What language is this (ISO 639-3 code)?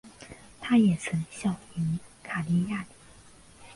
zho